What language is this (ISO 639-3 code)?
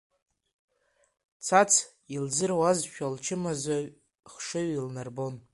abk